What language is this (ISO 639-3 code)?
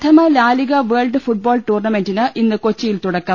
mal